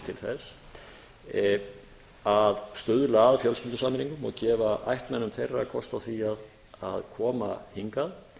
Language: Icelandic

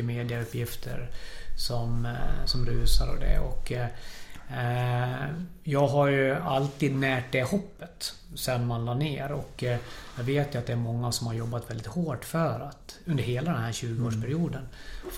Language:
Swedish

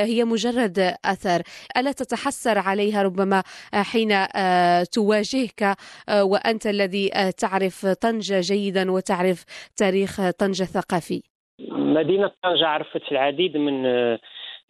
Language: Arabic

